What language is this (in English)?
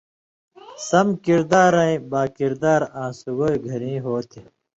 Indus Kohistani